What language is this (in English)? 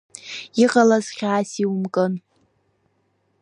Abkhazian